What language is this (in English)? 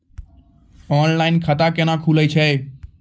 Maithili